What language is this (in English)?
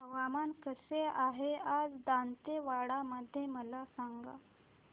Marathi